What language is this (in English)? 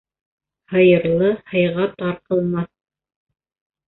Bashkir